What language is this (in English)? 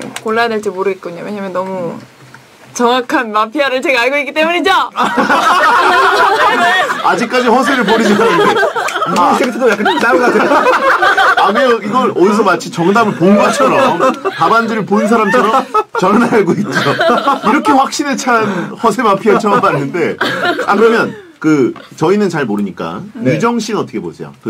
Korean